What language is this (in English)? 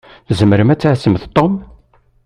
Kabyle